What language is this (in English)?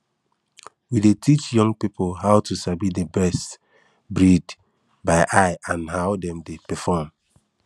Nigerian Pidgin